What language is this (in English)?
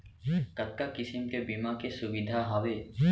Chhattisgarhi